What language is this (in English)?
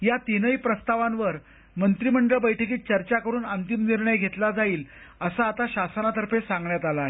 Marathi